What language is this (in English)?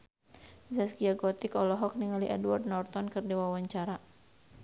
Sundanese